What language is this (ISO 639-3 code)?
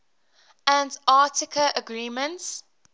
eng